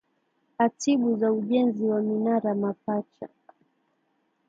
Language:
Swahili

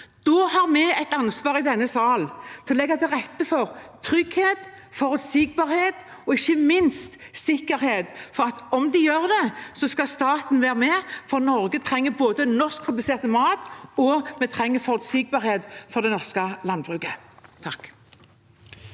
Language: Norwegian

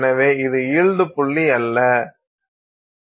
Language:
Tamil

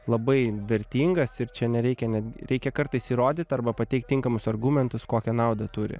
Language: Lithuanian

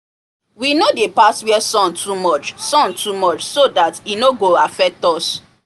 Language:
Nigerian Pidgin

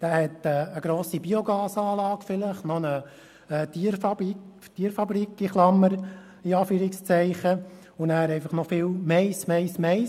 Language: Swiss German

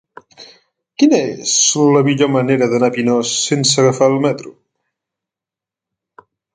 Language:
Catalan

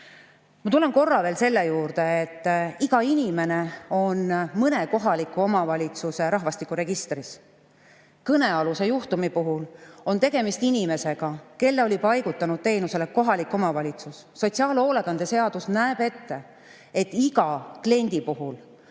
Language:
Estonian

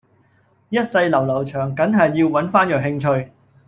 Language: Cantonese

